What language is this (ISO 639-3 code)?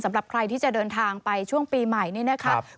tha